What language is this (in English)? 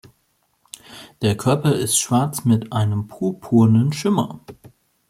German